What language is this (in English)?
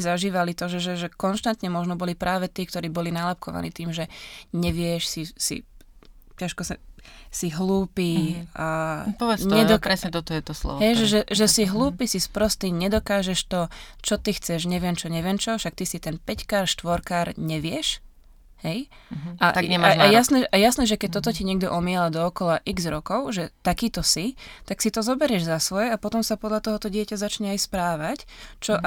Slovak